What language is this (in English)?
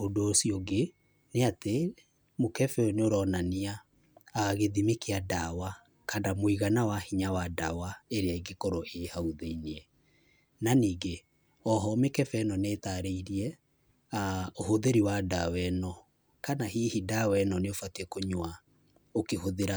Kikuyu